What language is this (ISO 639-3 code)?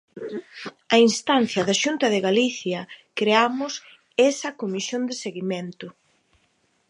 glg